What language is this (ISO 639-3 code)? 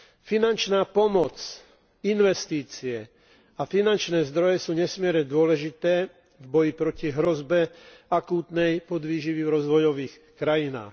slk